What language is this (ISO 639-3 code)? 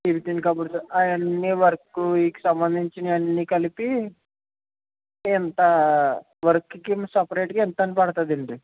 tel